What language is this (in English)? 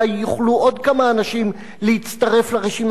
Hebrew